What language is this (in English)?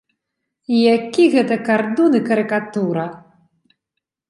Belarusian